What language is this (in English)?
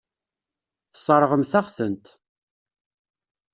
Kabyle